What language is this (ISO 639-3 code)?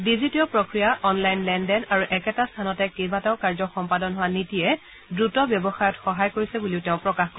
asm